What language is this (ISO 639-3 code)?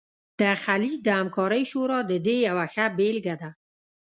pus